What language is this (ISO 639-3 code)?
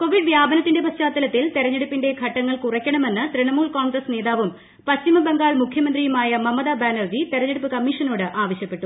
mal